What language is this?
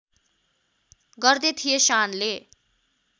Nepali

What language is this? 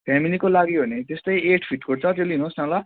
Nepali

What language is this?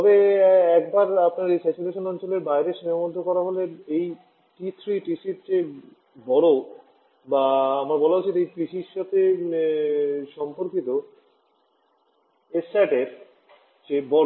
Bangla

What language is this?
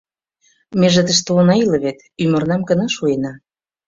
Mari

